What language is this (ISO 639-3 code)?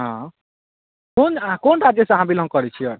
mai